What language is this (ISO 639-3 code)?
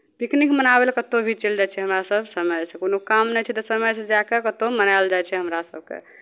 mai